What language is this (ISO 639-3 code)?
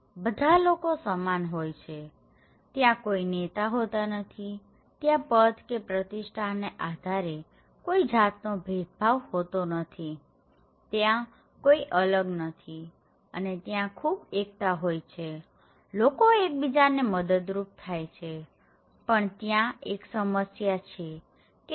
guj